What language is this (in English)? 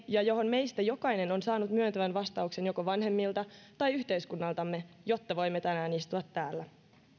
Finnish